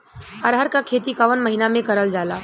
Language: Bhojpuri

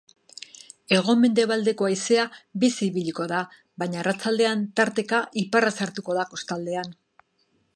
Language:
Basque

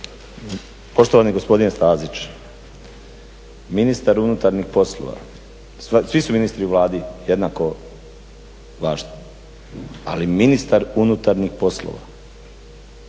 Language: Croatian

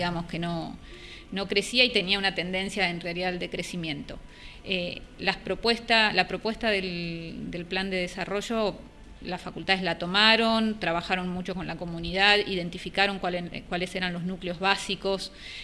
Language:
Spanish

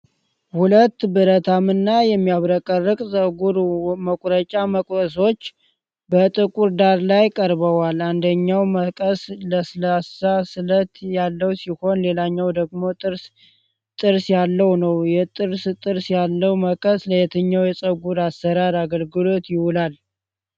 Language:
Amharic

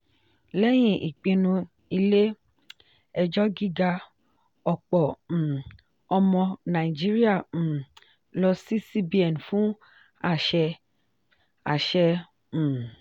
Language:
Yoruba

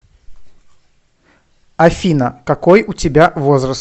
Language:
Russian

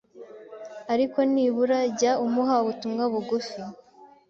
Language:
Kinyarwanda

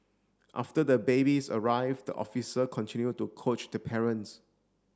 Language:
English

